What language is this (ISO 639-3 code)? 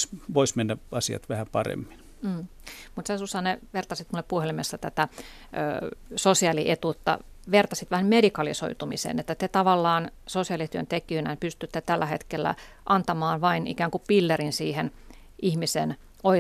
fin